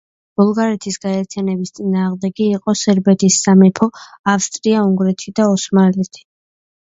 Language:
Georgian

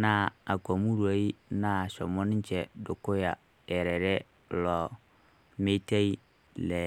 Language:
Masai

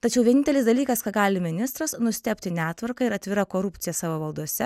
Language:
Lithuanian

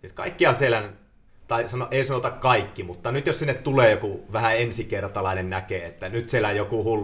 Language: Finnish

